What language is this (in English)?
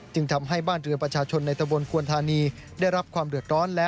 Thai